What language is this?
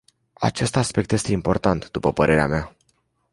Romanian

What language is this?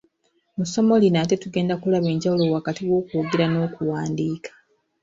Ganda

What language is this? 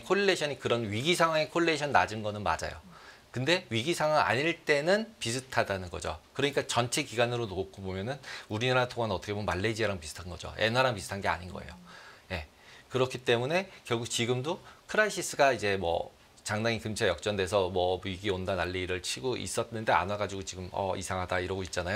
Korean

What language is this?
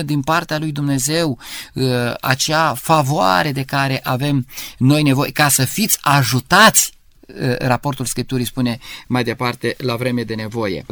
Romanian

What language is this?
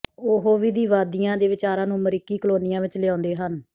Punjabi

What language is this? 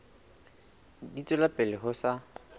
Southern Sotho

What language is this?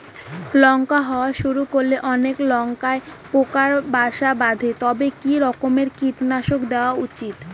Bangla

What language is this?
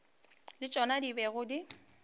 Northern Sotho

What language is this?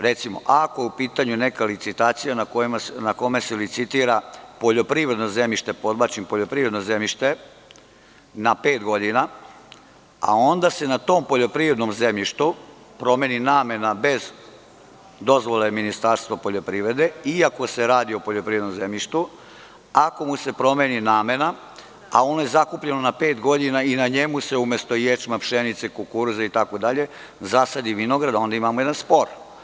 Serbian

